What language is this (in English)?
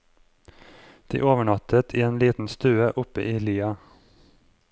Norwegian